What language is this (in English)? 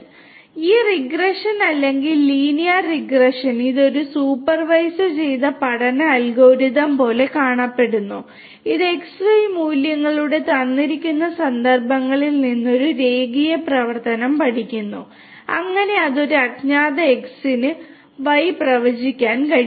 Malayalam